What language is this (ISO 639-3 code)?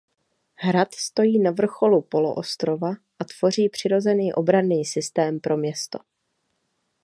ces